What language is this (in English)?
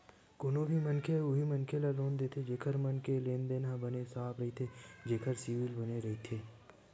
Chhattisgarhi